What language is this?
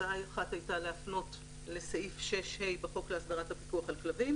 Hebrew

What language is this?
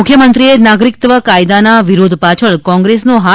Gujarati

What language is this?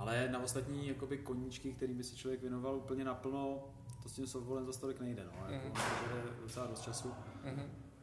Czech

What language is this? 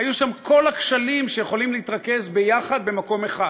Hebrew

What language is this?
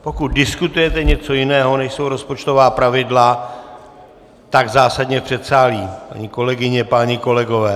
Czech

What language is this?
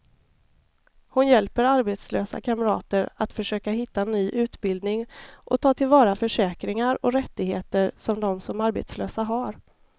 Swedish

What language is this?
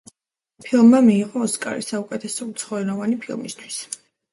Georgian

